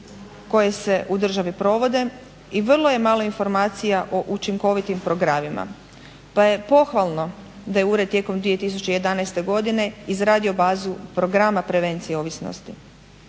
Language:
Croatian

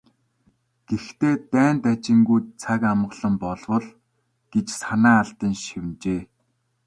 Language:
Mongolian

